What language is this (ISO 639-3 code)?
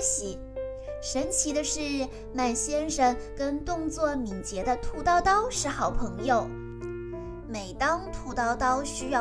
zho